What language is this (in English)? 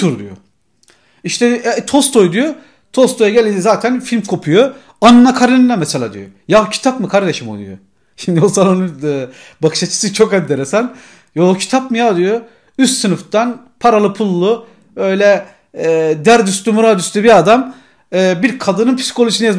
Turkish